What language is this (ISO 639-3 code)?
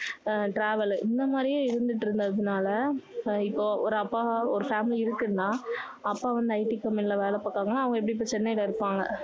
tam